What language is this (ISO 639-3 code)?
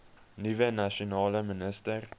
afr